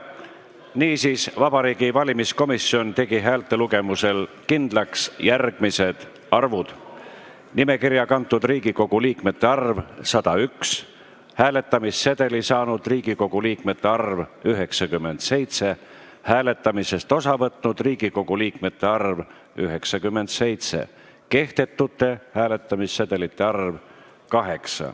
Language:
Estonian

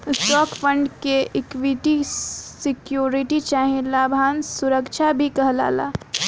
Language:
Bhojpuri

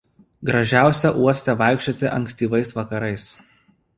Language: Lithuanian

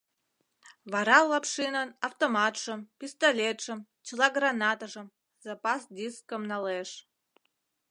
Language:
Mari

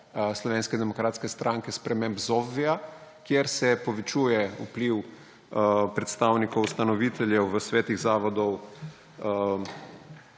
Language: Slovenian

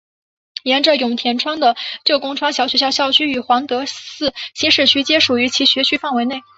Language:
Chinese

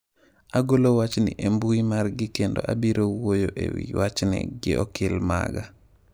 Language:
Luo (Kenya and Tanzania)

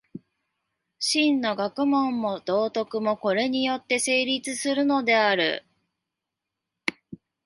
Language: Japanese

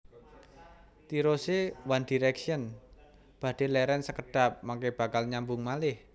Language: Javanese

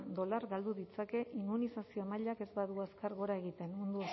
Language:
Basque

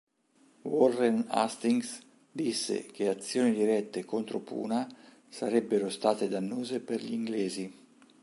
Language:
Italian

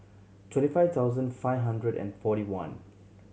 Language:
English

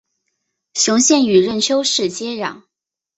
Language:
Chinese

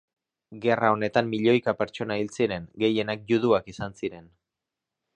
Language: Basque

